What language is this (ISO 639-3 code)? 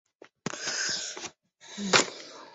zho